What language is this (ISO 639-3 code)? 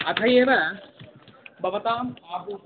san